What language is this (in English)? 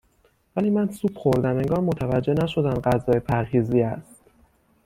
Persian